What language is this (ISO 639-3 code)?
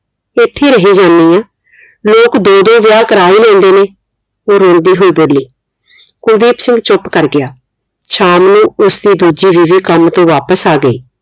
pan